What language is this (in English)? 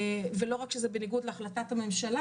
Hebrew